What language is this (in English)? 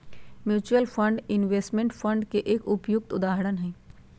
Magahi